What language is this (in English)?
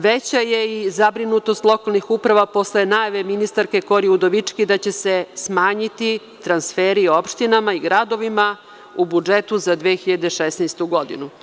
Serbian